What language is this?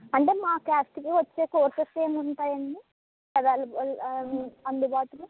Telugu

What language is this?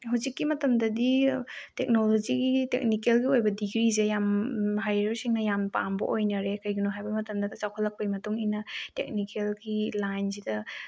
Manipuri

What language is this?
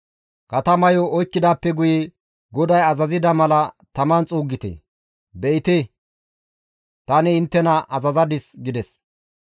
Gamo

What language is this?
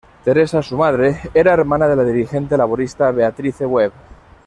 Spanish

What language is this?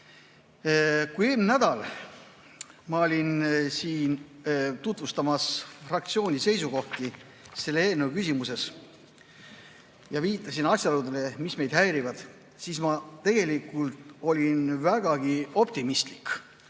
Estonian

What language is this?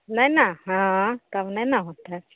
Maithili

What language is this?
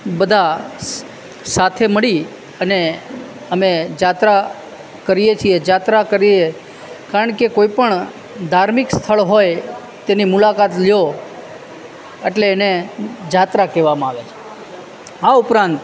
Gujarati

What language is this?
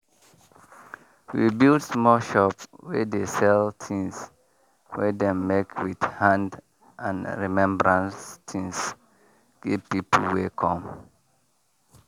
Nigerian Pidgin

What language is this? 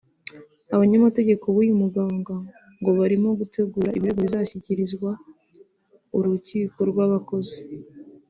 Kinyarwanda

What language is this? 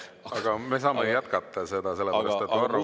Estonian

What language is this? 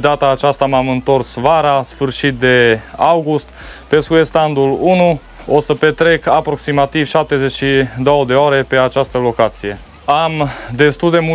Romanian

